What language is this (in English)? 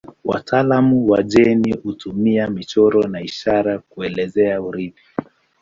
Swahili